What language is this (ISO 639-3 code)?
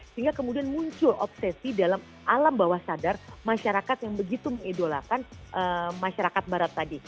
ind